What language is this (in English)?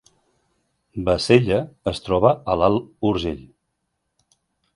Catalan